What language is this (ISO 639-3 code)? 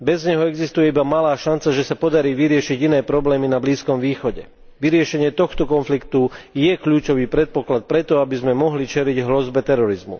slk